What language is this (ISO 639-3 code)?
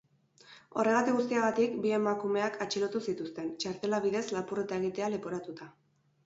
eus